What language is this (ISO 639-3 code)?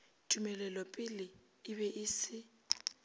nso